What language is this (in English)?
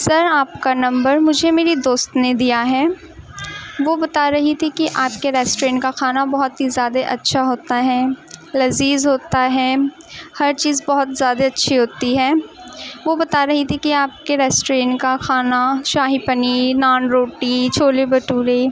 Urdu